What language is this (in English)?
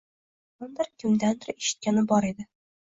Uzbek